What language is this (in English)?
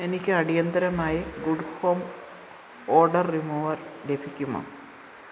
Malayalam